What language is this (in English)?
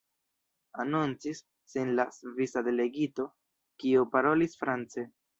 Esperanto